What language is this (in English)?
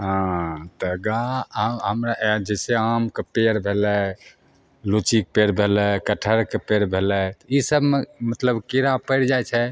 Maithili